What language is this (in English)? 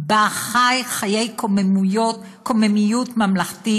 Hebrew